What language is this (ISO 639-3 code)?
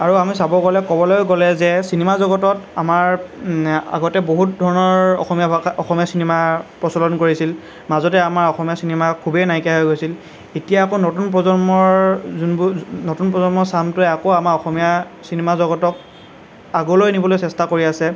asm